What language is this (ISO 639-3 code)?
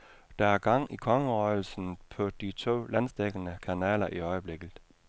dan